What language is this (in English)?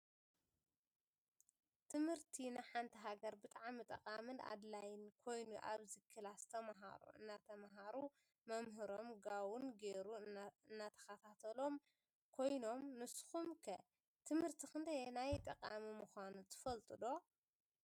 Tigrinya